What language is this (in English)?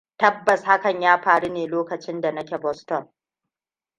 Hausa